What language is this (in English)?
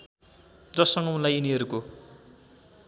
Nepali